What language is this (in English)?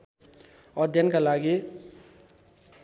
Nepali